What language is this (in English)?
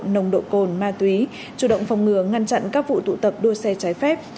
Vietnamese